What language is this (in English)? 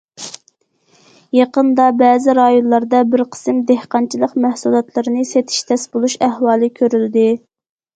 Uyghur